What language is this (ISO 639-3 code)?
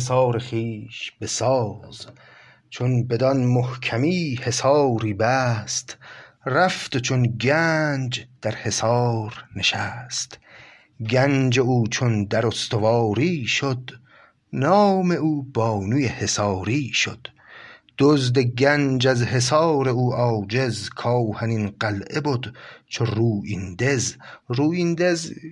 fas